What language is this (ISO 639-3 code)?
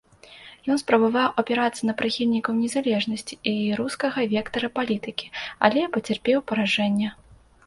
bel